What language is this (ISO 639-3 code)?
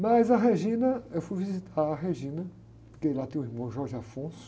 por